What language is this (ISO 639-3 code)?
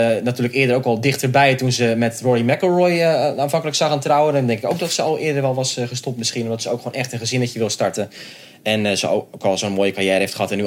nld